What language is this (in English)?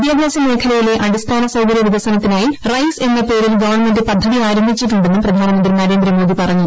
Malayalam